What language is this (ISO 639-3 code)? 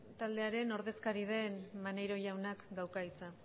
eus